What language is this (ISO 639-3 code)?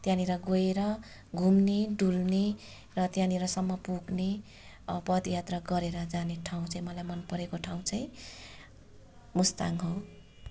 nep